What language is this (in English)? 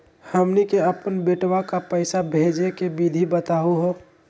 Magahi